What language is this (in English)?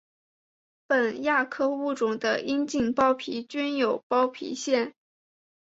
Chinese